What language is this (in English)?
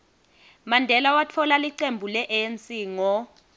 Swati